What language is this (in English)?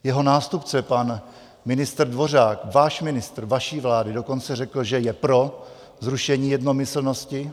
Czech